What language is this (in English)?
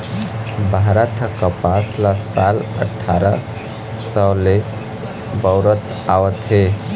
Chhattisgarhi